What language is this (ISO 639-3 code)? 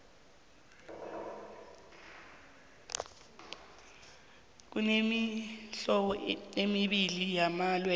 nbl